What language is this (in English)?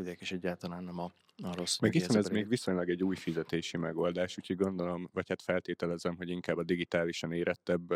Hungarian